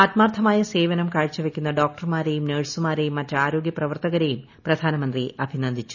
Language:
Malayalam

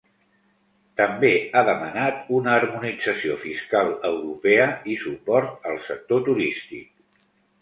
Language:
Catalan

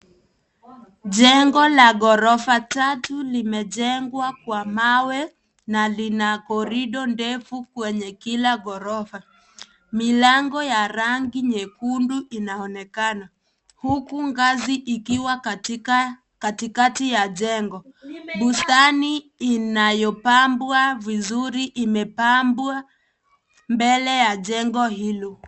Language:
Swahili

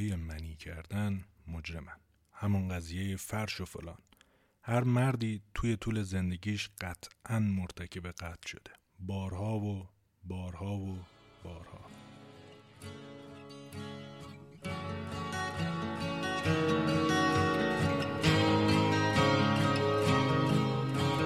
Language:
Persian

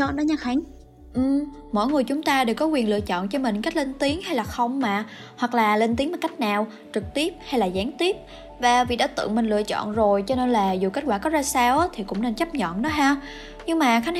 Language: Vietnamese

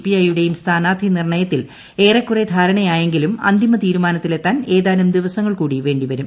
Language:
Malayalam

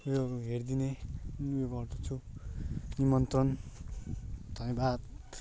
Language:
Nepali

